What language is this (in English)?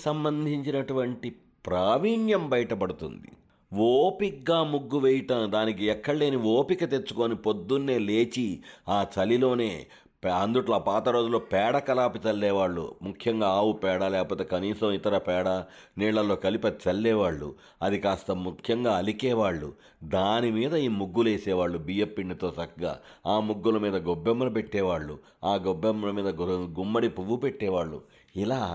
Telugu